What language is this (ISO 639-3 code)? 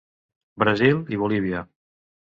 cat